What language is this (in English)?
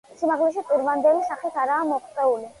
Georgian